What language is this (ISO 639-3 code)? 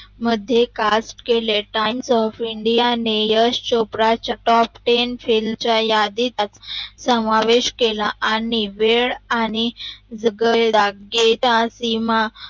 mar